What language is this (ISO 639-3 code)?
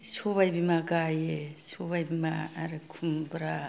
brx